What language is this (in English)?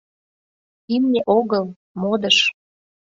Mari